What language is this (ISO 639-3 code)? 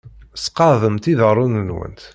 kab